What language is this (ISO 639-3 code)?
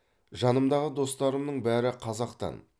kaz